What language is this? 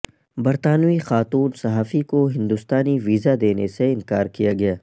Urdu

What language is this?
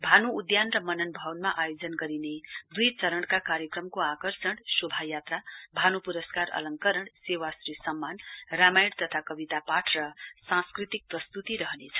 Nepali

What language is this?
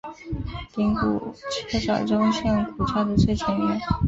Chinese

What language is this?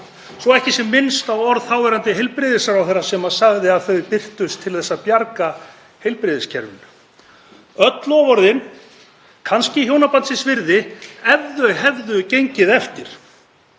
Icelandic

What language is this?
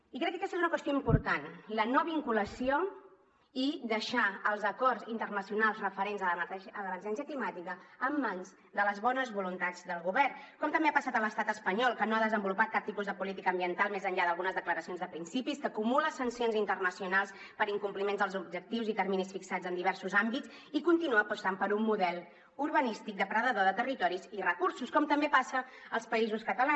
Catalan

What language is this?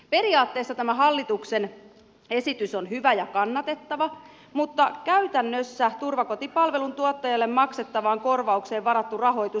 Finnish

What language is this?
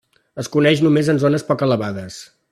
Catalan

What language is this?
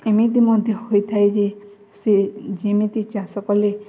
Odia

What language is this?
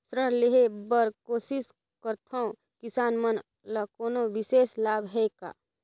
Chhattisgarhi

